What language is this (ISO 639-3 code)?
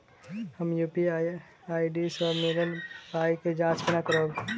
mai